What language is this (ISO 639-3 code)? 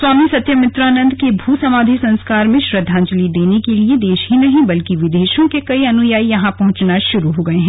hin